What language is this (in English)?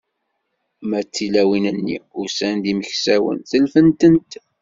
Kabyle